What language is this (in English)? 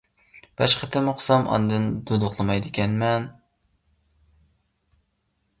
Uyghur